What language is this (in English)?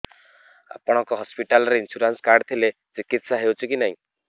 Odia